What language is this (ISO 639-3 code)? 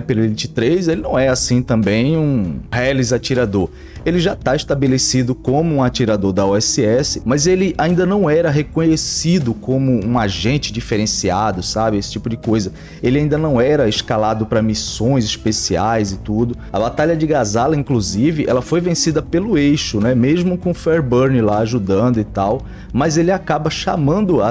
por